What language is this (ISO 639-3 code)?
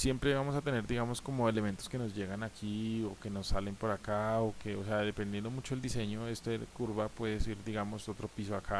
spa